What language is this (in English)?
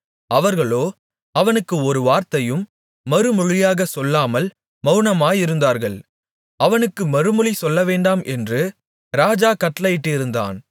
Tamil